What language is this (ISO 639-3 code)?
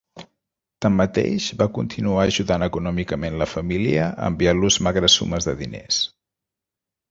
cat